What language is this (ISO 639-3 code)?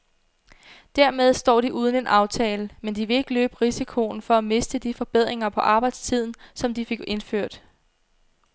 dan